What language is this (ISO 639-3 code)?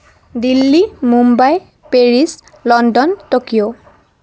asm